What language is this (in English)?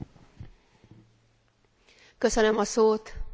Hungarian